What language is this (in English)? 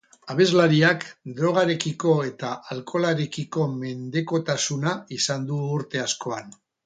Basque